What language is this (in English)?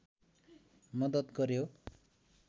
Nepali